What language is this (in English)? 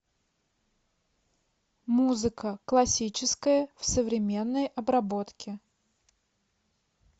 Russian